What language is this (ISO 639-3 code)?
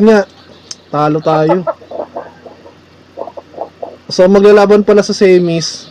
fil